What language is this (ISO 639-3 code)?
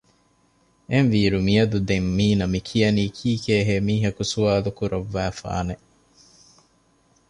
div